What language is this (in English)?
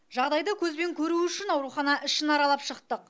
Kazakh